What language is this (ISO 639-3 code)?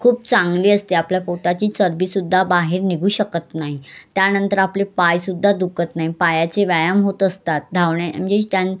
mar